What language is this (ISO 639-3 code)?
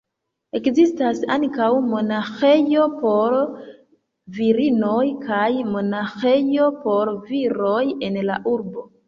epo